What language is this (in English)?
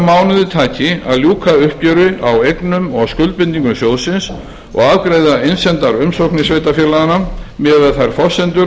Icelandic